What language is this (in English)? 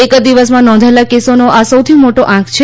Gujarati